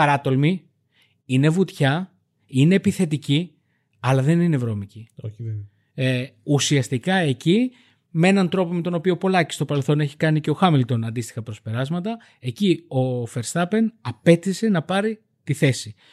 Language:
Greek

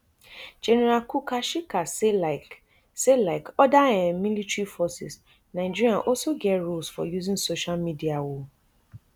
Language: Nigerian Pidgin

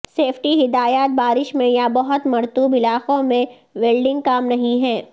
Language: Urdu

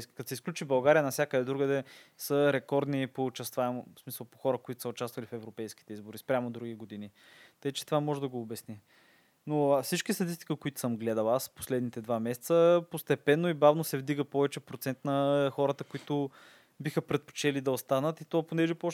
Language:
Bulgarian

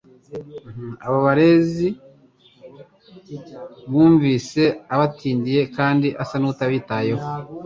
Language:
Kinyarwanda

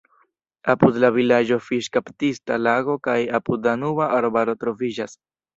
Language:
Esperanto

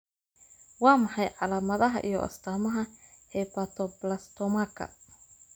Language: Somali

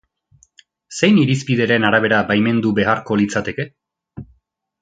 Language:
Basque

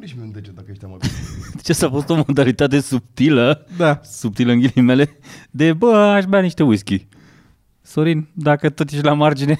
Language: Romanian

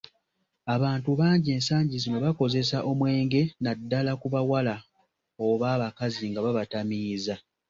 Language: Ganda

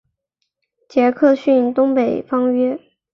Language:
Chinese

